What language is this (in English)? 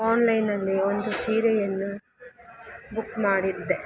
Kannada